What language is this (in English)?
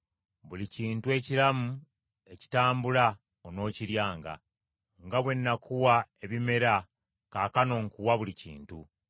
Ganda